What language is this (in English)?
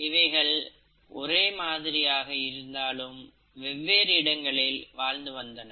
Tamil